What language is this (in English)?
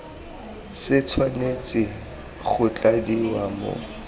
Tswana